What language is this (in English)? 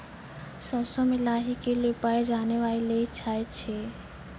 Maithili